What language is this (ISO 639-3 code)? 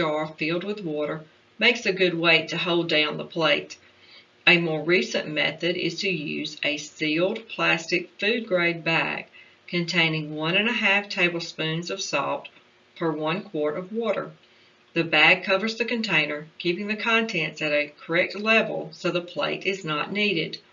eng